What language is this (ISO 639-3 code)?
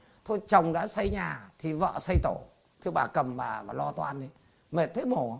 vie